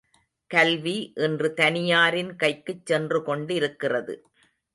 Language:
Tamil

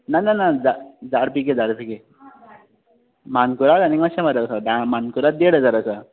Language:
Konkani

